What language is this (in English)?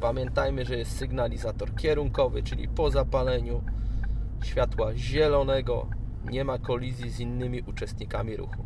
Polish